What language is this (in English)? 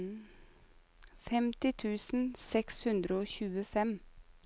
Norwegian